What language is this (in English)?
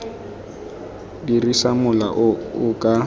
Tswana